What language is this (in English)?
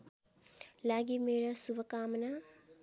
Nepali